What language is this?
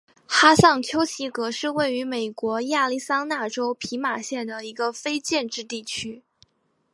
Chinese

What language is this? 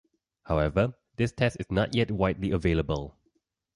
English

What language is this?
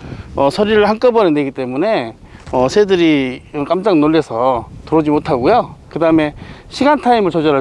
Korean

